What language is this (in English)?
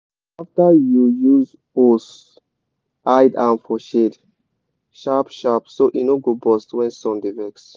Nigerian Pidgin